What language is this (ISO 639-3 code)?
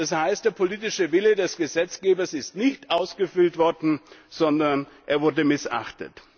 deu